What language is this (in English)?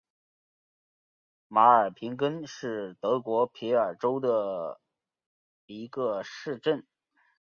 Chinese